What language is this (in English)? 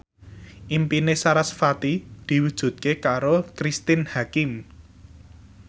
Javanese